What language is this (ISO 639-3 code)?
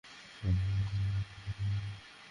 ben